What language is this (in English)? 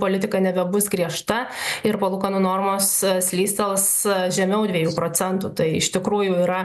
Lithuanian